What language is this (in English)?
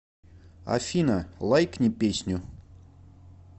Russian